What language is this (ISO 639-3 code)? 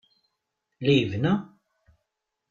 kab